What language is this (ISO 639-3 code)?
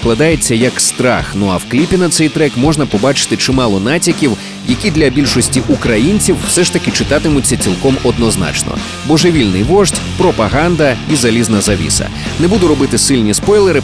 ukr